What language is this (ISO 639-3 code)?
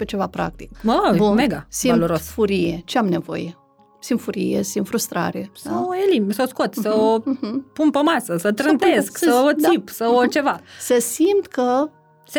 ron